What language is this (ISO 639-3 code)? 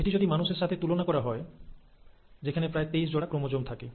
ben